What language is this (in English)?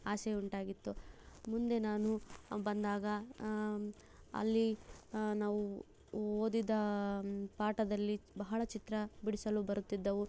Kannada